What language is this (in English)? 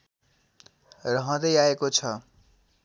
Nepali